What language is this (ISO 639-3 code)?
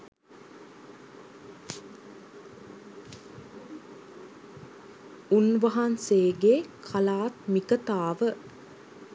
sin